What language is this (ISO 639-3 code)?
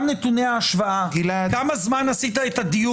heb